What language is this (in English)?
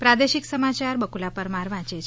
Gujarati